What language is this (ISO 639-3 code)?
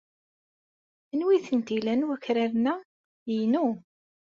kab